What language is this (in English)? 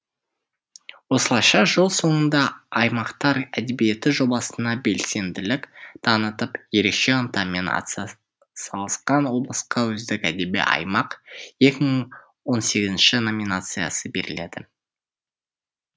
Kazakh